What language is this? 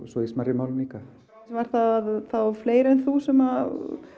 Icelandic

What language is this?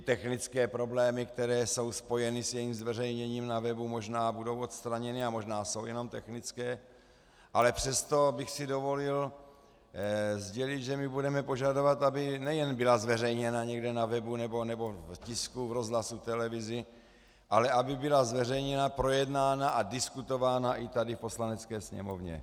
Czech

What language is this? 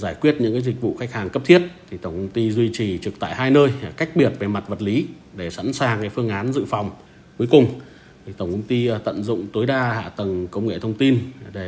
Vietnamese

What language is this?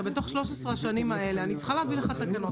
Hebrew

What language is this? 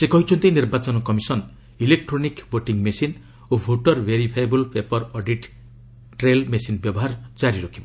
Odia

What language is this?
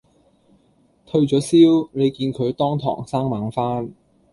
Cantonese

